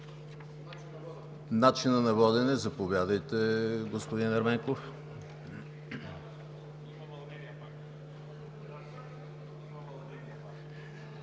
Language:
Bulgarian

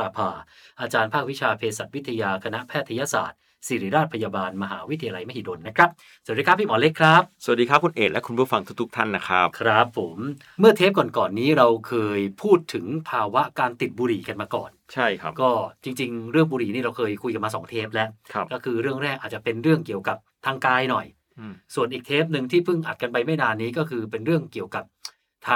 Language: Thai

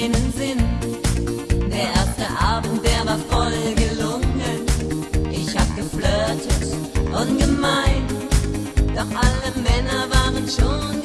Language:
German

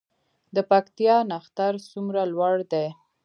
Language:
Pashto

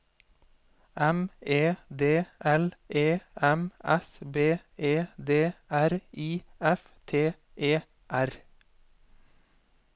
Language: Norwegian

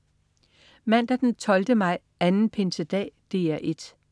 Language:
Danish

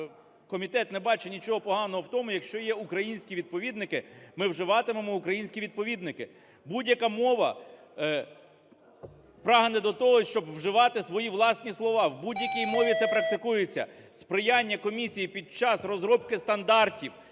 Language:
Ukrainian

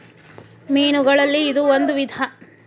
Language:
Kannada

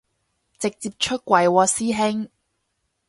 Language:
Cantonese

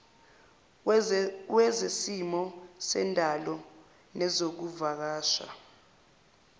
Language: Zulu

